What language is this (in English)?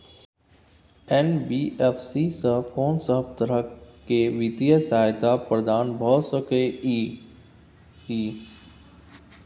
Maithili